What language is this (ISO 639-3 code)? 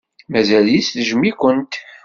kab